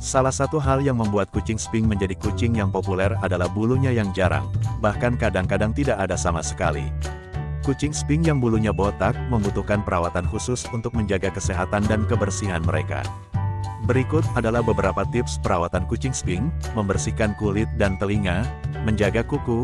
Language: Indonesian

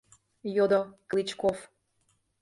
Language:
Mari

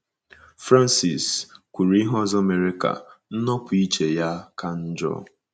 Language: Igbo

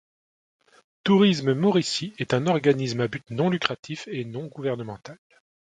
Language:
French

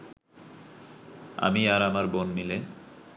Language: Bangla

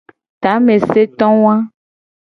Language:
Gen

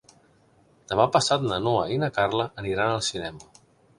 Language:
Catalan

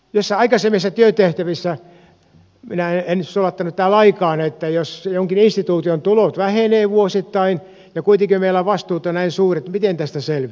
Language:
Finnish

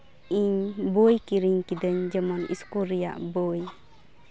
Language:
Santali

